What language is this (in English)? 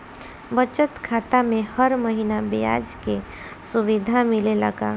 Bhojpuri